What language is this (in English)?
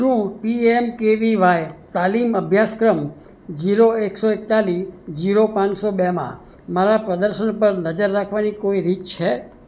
Gujarati